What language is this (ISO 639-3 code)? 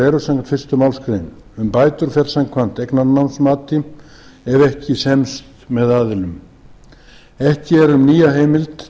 isl